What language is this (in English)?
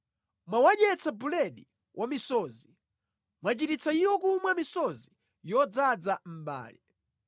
Nyanja